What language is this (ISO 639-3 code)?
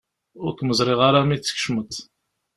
kab